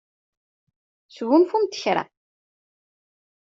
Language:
Kabyle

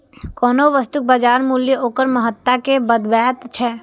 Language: Maithili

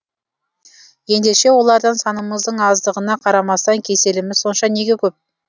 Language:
Kazakh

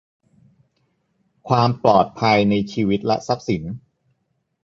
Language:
Thai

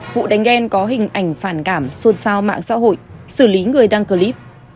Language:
Vietnamese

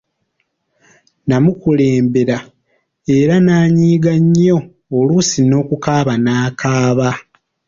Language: Ganda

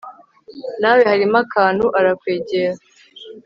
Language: Kinyarwanda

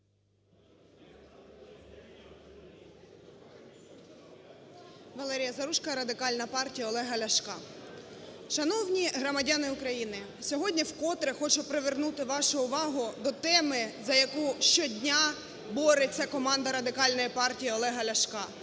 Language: Ukrainian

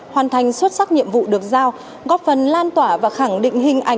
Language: Vietnamese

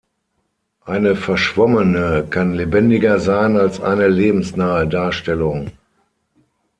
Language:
German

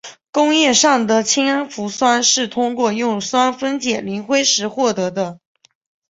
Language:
Chinese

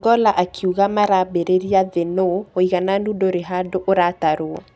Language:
Kikuyu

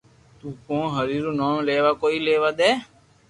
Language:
Loarki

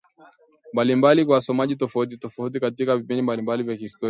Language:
Swahili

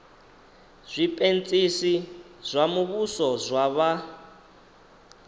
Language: Venda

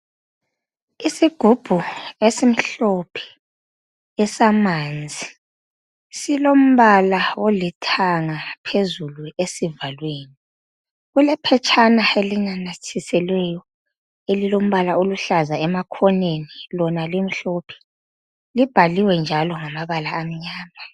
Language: North Ndebele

